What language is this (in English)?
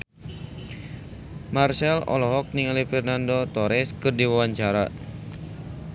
Sundanese